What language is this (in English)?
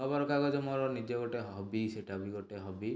Odia